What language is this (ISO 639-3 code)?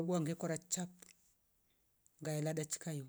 rof